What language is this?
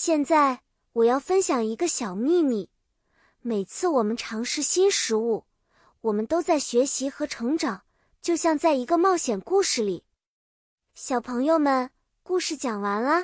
Chinese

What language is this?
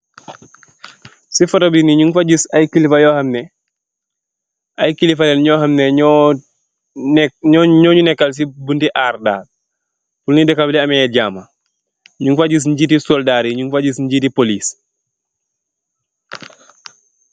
Wolof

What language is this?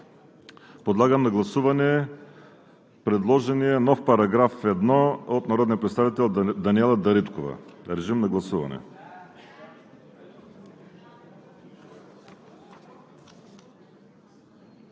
Bulgarian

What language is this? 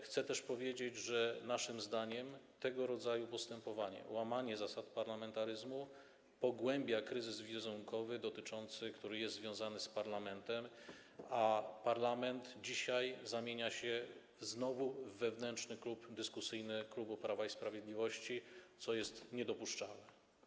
Polish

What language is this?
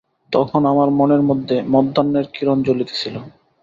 Bangla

